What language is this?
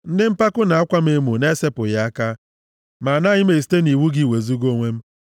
Igbo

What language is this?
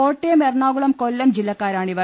Malayalam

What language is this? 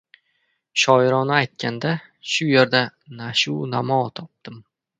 Uzbek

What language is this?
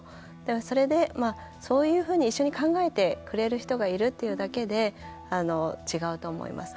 Japanese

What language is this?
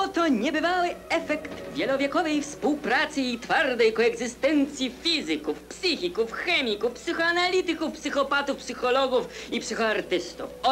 Polish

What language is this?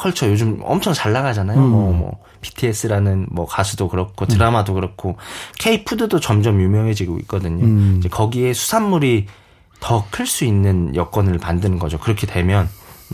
Korean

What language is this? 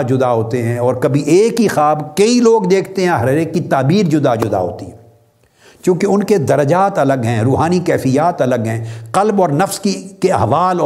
Urdu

